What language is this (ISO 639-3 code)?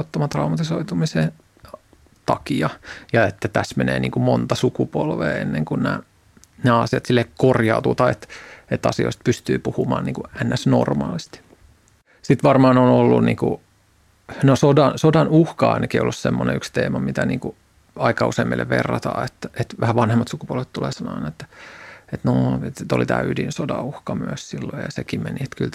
fin